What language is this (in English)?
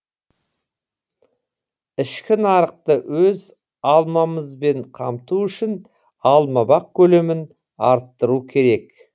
Kazakh